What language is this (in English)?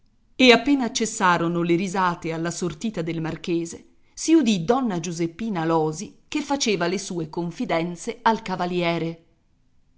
Italian